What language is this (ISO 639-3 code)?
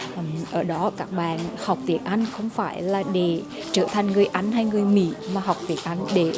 vie